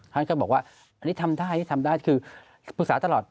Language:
Thai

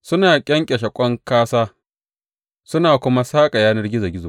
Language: Hausa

